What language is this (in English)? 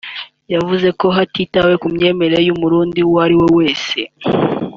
Kinyarwanda